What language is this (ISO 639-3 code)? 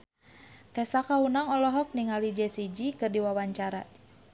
sun